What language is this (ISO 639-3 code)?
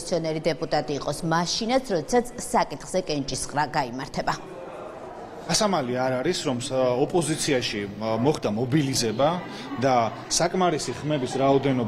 ron